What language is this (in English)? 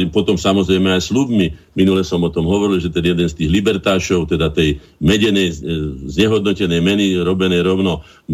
Slovak